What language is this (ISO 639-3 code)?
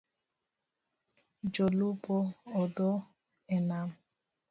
luo